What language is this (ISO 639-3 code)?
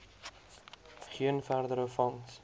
afr